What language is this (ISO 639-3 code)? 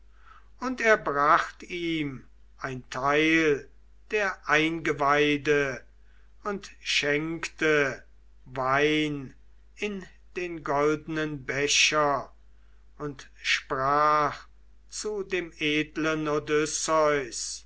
deu